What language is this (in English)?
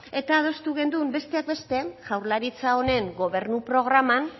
Basque